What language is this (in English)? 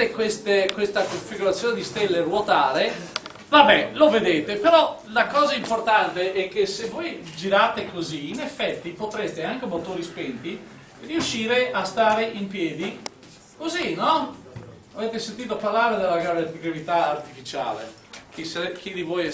Italian